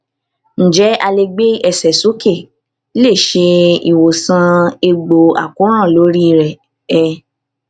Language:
Yoruba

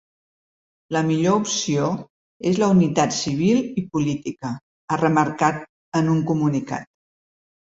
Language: Catalan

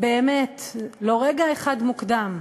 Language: Hebrew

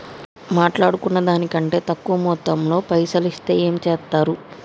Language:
Telugu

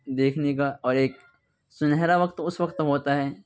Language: Urdu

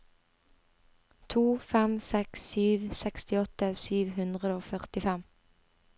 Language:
Norwegian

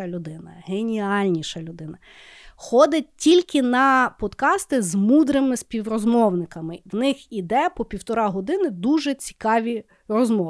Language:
Ukrainian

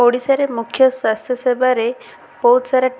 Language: Odia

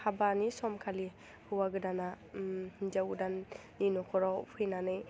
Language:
Bodo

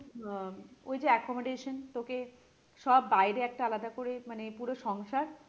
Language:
Bangla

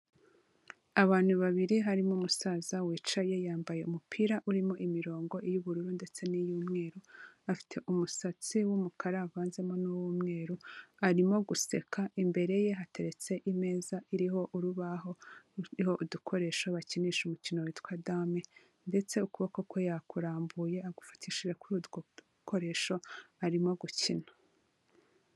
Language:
Kinyarwanda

